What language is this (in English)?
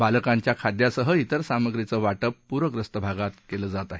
Marathi